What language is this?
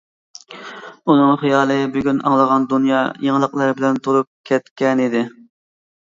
Uyghur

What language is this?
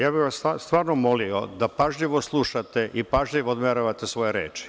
Serbian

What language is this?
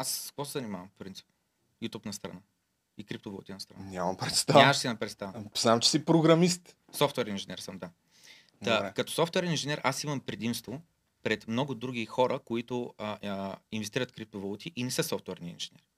Bulgarian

